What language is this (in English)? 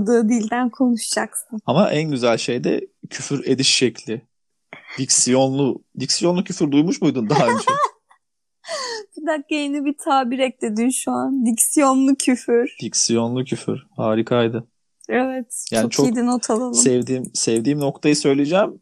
Turkish